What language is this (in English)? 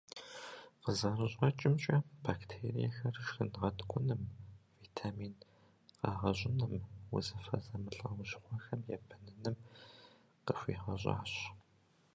Kabardian